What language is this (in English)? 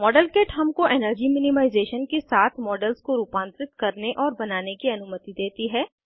Hindi